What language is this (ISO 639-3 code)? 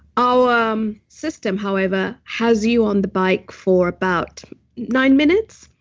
eng